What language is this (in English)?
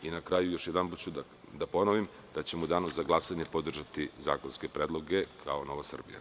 Serbian